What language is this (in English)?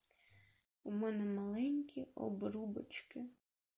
Russian